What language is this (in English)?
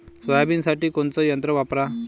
Marathi